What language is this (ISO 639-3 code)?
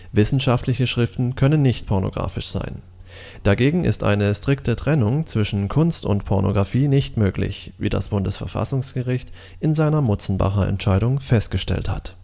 deu